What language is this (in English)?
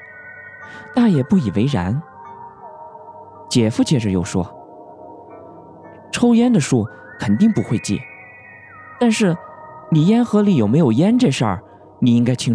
Chinese